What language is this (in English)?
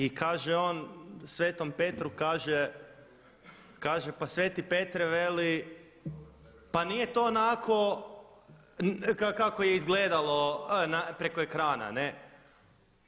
Croatian